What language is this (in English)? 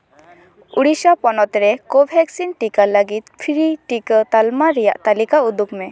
Santali